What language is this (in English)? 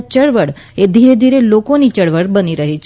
Gujarati